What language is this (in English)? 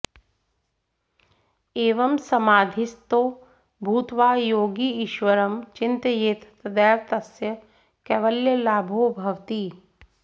Sanskrit